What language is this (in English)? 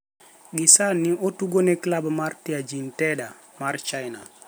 Luo (Kenya and Tanzania)